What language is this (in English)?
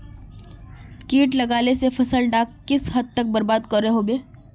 Magahi